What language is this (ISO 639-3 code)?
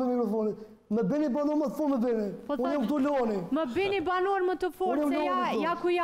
ron